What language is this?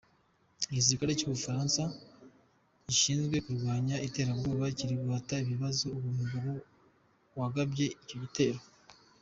Kinyarwanda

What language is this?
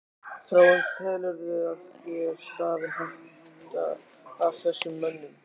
Icelandic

